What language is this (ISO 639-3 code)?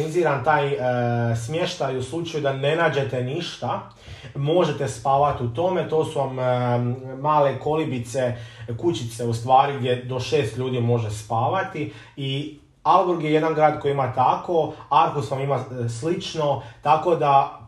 hrv